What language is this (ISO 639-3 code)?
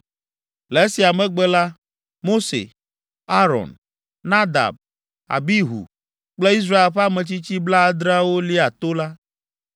ewe